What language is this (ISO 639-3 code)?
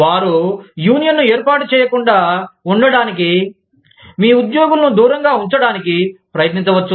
tel